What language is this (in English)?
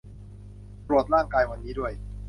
Thai